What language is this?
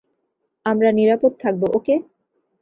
Bangla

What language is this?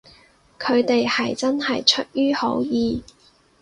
Cantonese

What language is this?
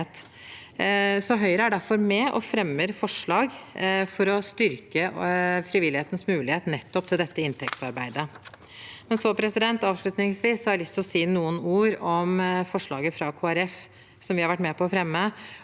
Norwegian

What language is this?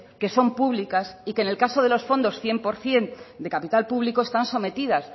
Spanish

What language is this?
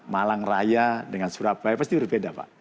Indonesian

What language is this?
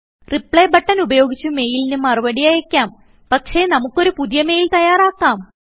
Malayalam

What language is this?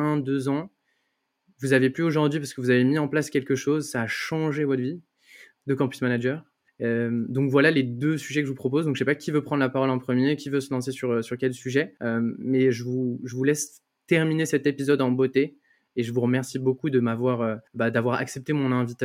French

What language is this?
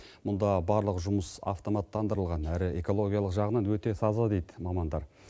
Kazakh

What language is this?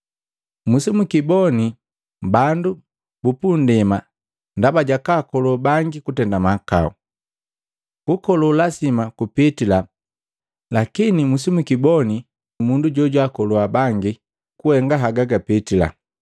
Matengo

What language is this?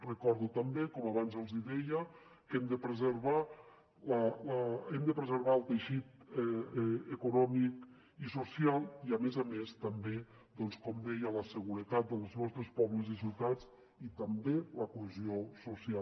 Catalan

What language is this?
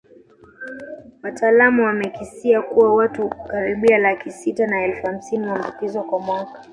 Swahili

